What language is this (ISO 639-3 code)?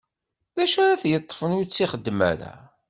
kab